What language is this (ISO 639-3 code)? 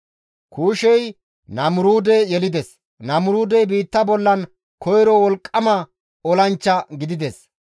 gmv